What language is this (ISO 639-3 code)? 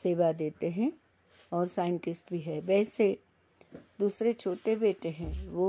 hin